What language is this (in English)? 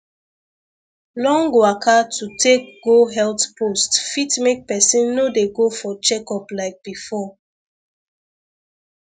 Nigerian Pidgin